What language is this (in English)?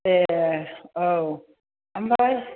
Bodo